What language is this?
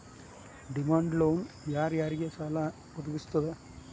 Kannada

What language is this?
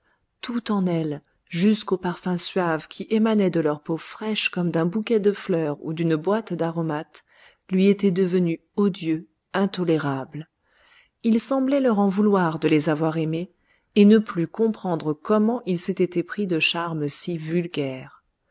French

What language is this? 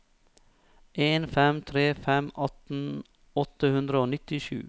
Norwegian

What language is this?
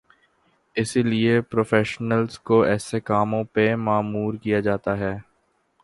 Urdu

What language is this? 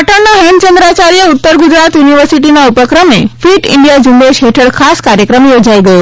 Gujarati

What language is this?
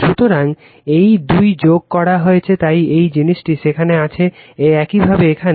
Bangla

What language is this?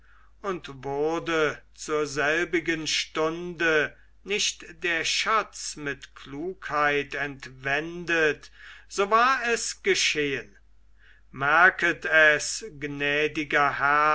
German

